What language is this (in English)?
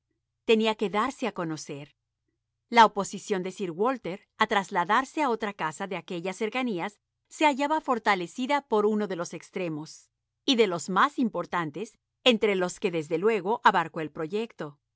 Spanish